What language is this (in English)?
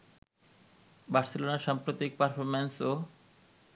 Bangla